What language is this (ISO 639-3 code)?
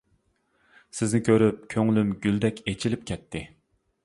uig